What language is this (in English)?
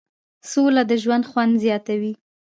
Pashto